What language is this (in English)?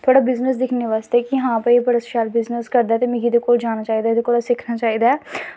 Dogri